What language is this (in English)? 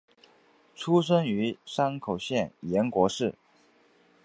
Chinese